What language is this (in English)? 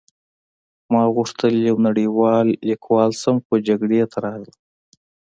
Pashto